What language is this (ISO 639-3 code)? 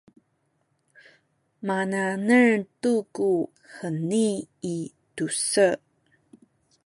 szy